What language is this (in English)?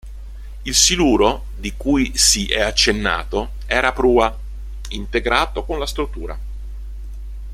Italian